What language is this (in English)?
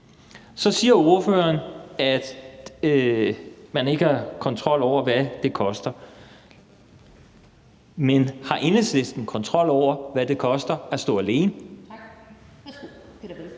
Danish